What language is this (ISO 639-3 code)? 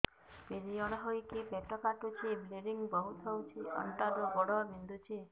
ori